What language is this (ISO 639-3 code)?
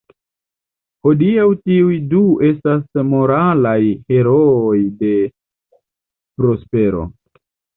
epo